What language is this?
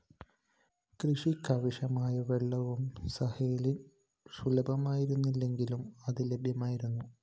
Malayalam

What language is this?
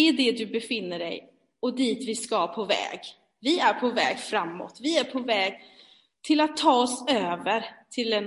Swedish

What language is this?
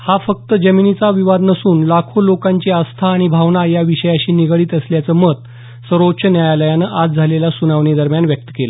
Marathi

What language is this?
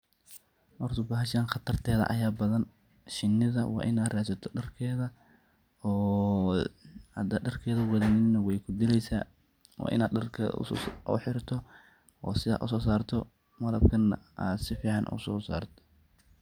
Somali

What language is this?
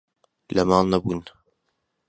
Central Kurdish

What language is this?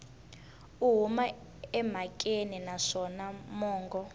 Tsonga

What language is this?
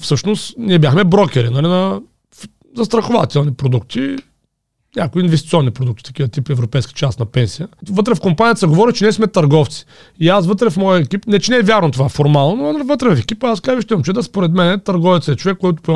Bulgarian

